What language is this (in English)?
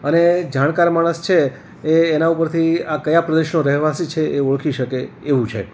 Gujarati